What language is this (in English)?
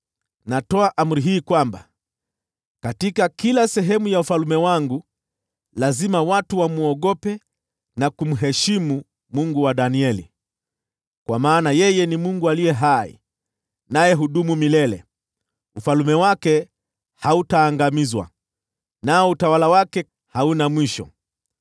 Swahili